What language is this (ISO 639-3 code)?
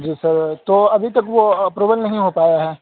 urd